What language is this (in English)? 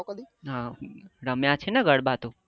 Gujarati